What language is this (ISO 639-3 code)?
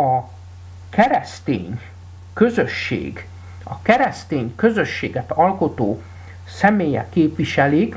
hun